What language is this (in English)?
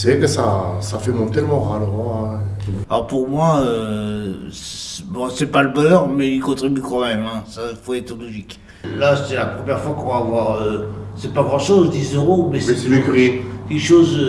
French